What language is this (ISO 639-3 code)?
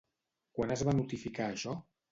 cat